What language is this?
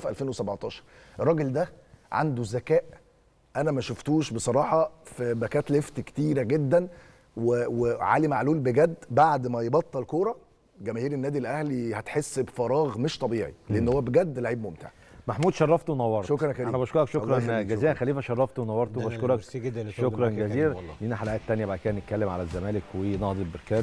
Arabic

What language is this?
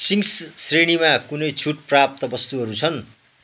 Nepali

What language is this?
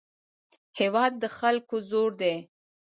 Pashto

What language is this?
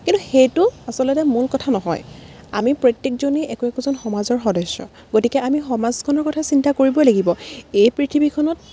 Assamese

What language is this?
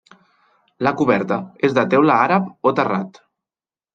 Catalan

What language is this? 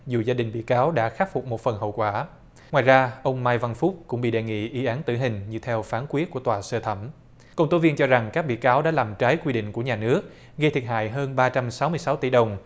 Vietnamese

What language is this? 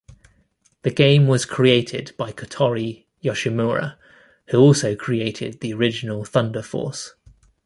English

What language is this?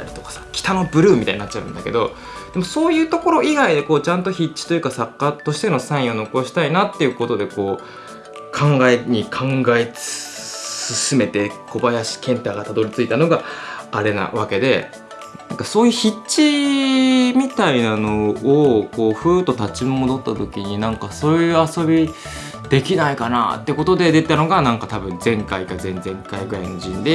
Japanese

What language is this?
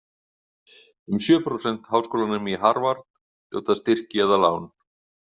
Icelandic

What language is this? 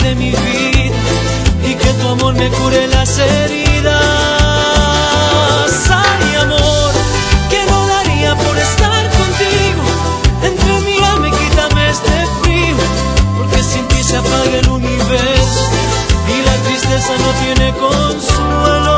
Romanian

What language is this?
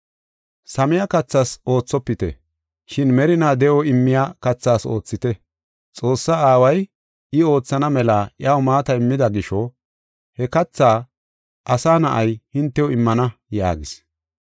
Gofa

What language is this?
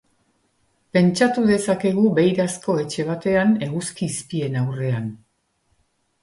Basque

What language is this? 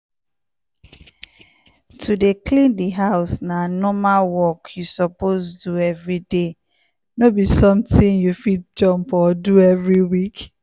Nigerian Pidgin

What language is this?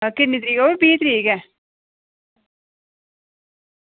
Dogri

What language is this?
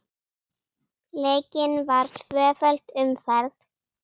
Icelandic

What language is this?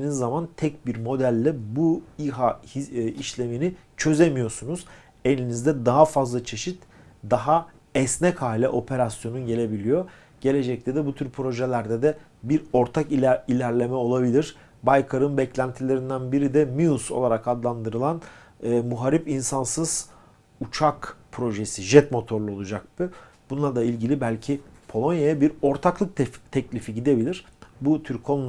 Turkish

